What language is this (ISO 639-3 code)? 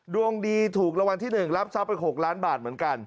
tha